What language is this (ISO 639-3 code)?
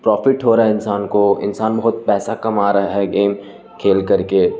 urd